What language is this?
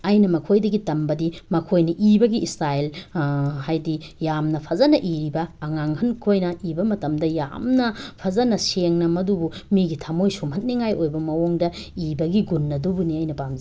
Manipuri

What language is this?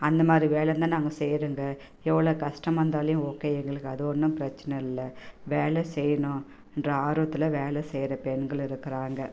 Tamil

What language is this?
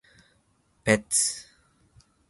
Japanese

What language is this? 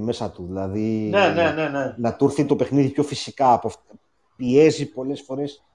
Greek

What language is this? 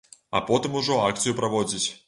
Belarusian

